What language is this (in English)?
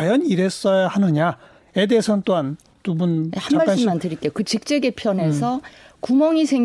Korean